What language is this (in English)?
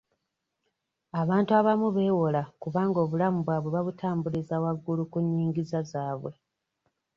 Ganda